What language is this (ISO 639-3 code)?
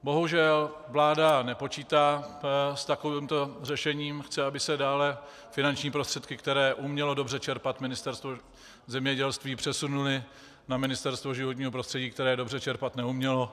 ces